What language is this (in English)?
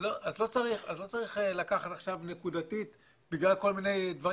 Hebrew